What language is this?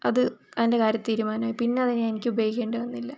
Malayalam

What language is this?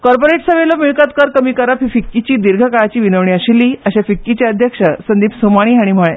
Konkani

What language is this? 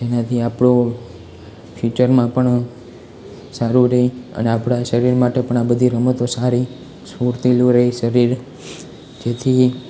Gujarati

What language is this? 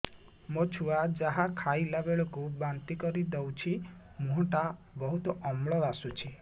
Odia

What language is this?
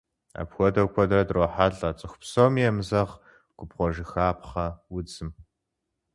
Kabardian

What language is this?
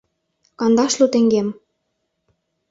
Mari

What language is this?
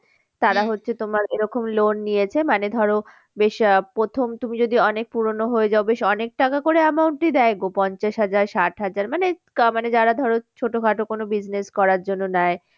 Bangla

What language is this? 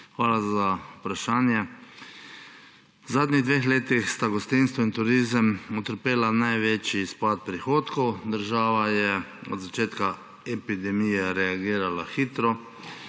Slovenian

